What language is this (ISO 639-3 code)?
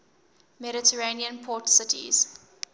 eng